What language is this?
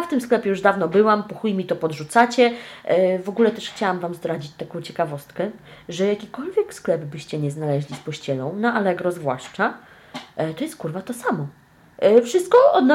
Polish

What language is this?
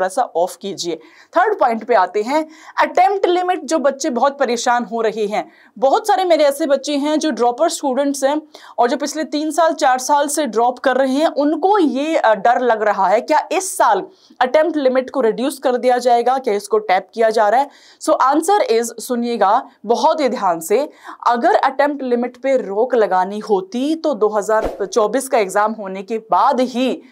Hindi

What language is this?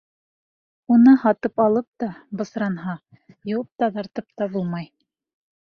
Bashkir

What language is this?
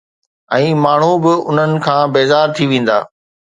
Sindhi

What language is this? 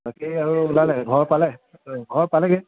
Assamese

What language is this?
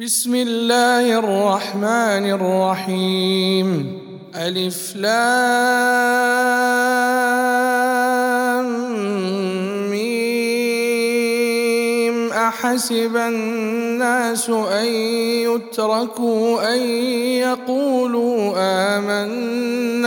Arabic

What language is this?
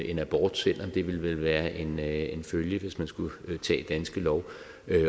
Danish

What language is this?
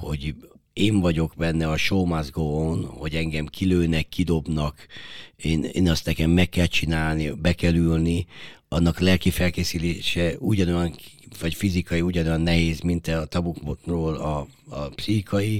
Hungarian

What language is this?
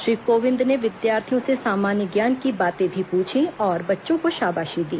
Hindi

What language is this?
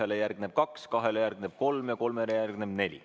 Estonian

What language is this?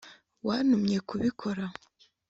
Kinyarwanda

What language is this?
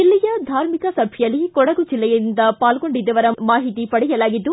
Kannada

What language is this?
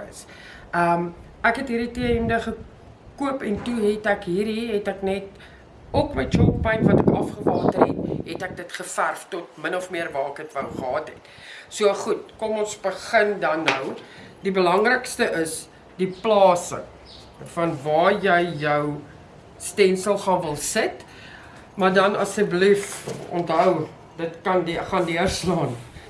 Dutch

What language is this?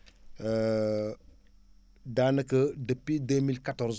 Wolof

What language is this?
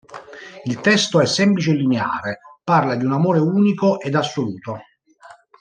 Italian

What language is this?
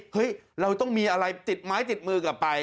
Thai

